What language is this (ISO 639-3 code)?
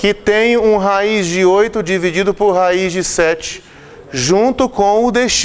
por